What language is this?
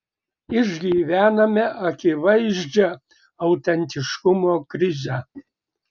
Lithuanian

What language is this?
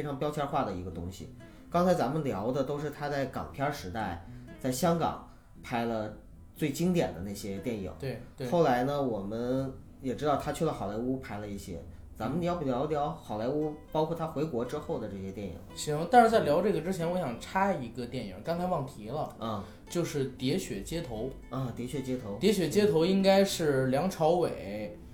Chinese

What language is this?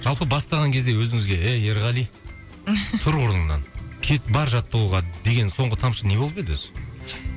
Kazakh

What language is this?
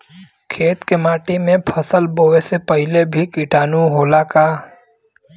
Bhojpuri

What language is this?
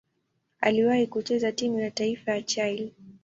Swahili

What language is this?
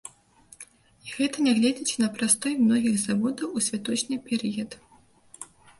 Belarusian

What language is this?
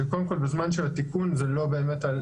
Hebrew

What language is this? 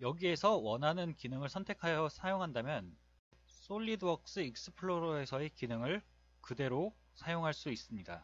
Korean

